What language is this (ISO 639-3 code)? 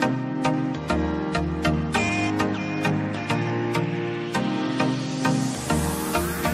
ara